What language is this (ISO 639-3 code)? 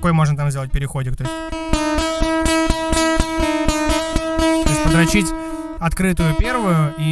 rus